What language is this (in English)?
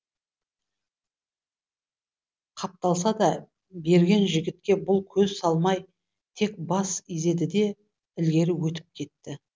Kazakh